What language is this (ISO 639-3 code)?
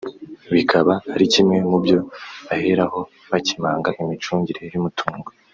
kin